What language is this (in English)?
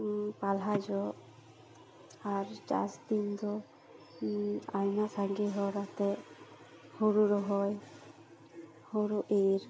Santali